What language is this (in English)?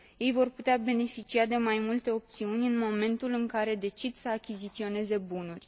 Romanian